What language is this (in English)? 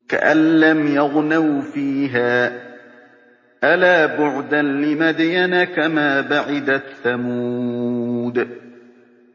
Arabic